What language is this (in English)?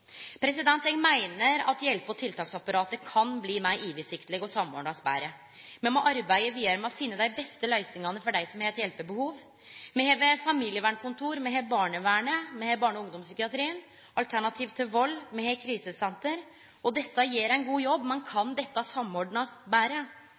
Norwegian Nynorsk